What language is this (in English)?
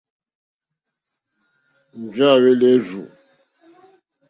Mokpwe